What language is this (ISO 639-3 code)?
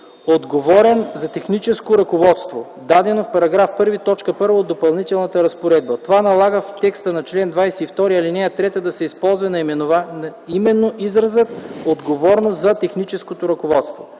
bul